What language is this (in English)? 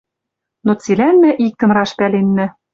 Western Mari